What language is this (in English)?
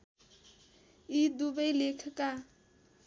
Nepali